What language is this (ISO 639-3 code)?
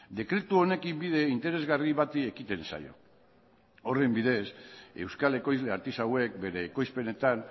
eus